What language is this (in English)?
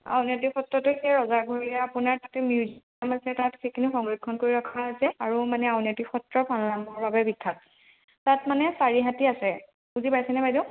Assamese